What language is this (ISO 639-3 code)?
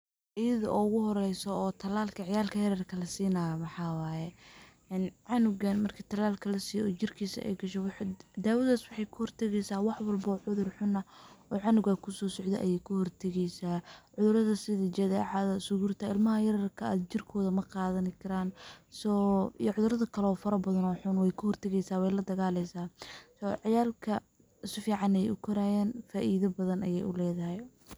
som